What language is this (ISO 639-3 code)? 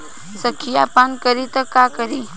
bho